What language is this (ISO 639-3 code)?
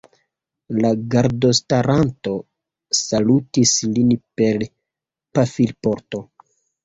epo